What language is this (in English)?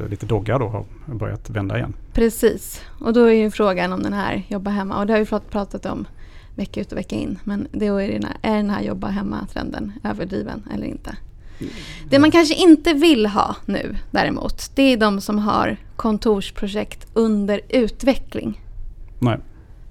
Swedish